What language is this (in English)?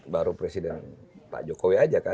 Indonesian